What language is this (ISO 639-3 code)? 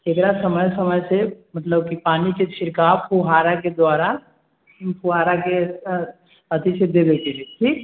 mai